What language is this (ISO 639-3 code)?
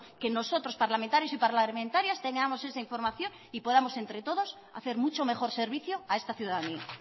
spa